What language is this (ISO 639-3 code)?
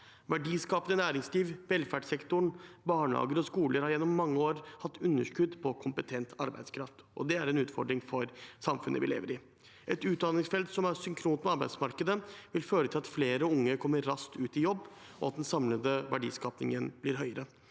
nor